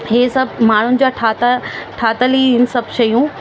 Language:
Sindhi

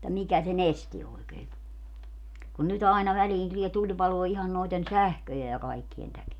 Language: Finnish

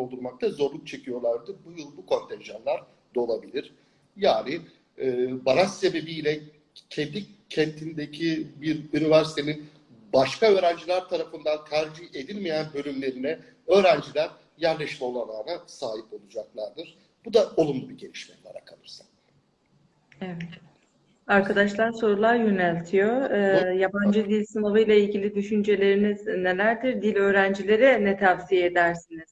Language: Turkish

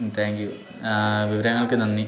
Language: Malayalam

